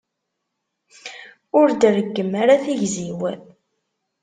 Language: Kabyle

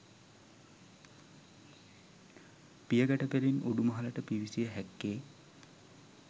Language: Sinhala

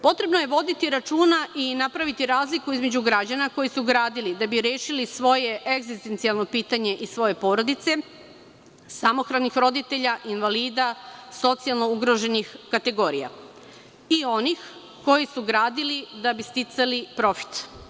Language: Serbian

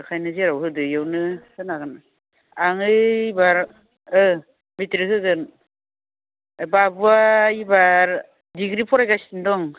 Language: Bodo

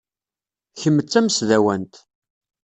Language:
Kabyle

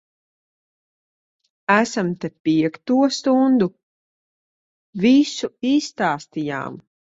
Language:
Latvian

